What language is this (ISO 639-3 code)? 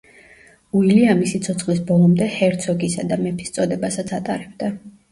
kat